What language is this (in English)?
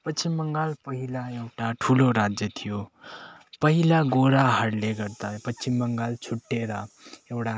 Nepali